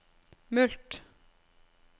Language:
Norwegian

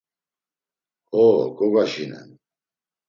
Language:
Laz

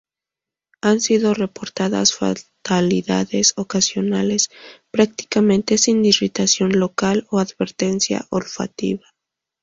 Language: Spanish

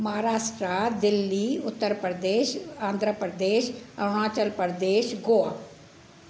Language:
Sindhi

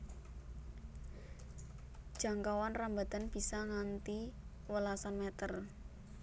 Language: Javanese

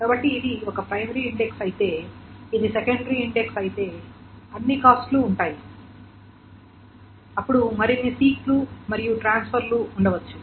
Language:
Telugu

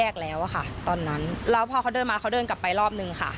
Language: Thai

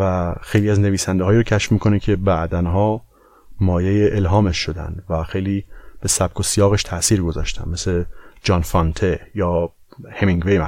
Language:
Persian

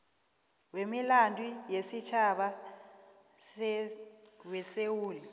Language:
South Ndebele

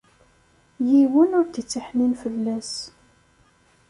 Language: Kabyle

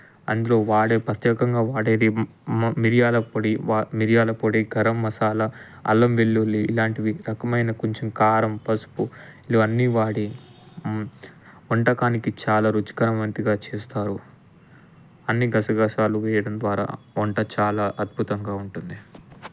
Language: Telugu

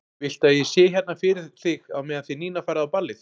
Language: Icelandic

